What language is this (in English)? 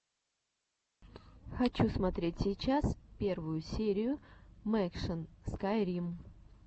Russian